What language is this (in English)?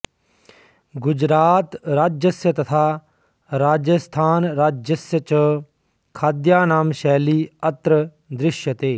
Sanskrit